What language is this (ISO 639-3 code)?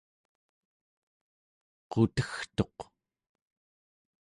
esu